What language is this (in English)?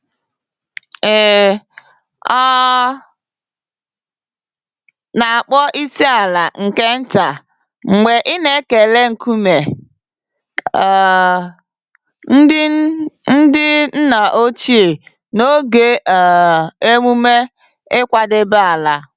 Igbo